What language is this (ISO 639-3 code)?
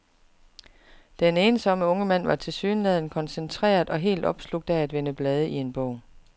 dan